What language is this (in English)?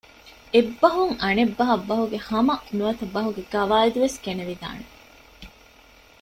Divehi